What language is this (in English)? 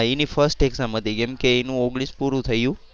Gujarati